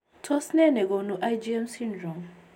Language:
Kalenjin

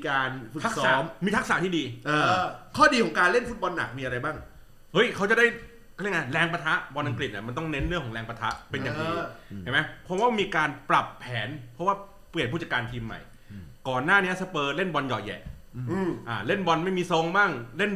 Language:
Thai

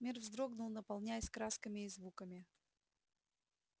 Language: Russian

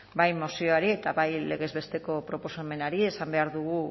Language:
Basque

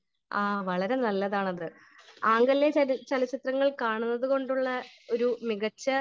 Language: Malayalam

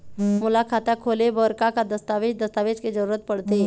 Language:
Chhattisgarhi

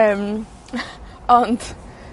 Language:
Welsh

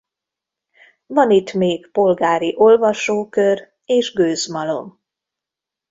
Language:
Hungarian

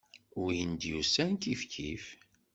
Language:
Kabyle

